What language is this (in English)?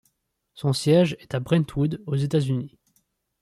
French